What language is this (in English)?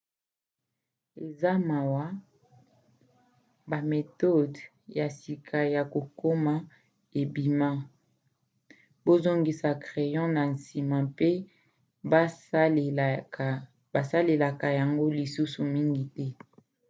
Lingala